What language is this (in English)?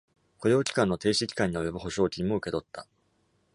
Japanese